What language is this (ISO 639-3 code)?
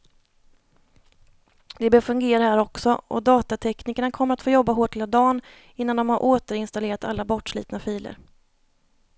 swe